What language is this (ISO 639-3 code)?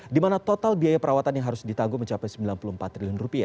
ind